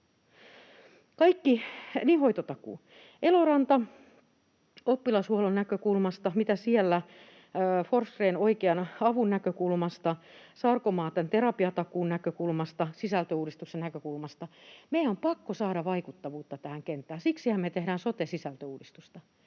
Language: Finnish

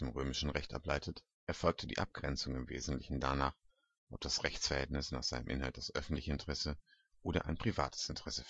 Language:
German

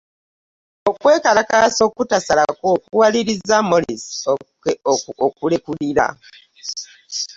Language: Ganda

